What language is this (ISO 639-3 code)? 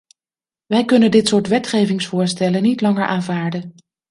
nld